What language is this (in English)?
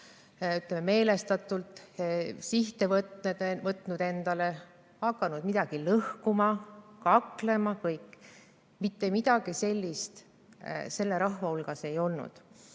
Estonian